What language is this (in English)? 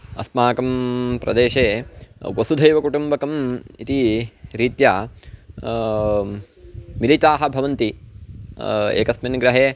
Sanskrit